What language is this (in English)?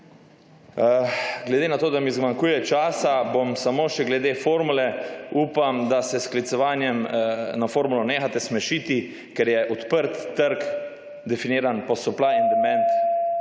Slovenian